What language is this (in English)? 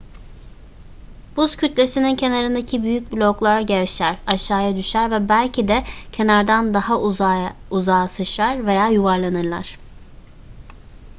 Turkish